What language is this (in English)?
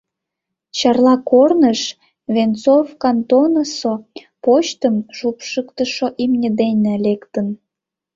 Mari